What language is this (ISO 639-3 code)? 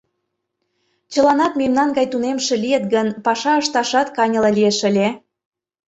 chm